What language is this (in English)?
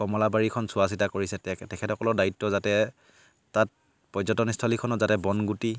Assamese